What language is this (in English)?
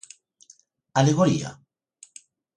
Galician